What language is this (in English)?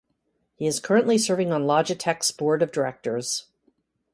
English